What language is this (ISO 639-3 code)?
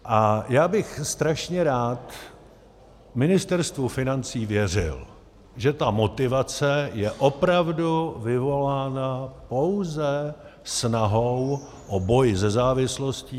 ces